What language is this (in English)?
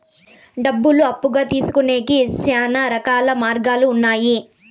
Telugu